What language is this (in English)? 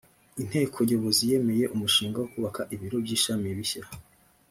Kinyarwanda